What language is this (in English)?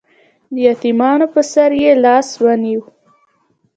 Pashto